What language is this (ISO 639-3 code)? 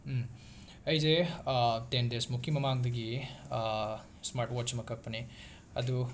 mni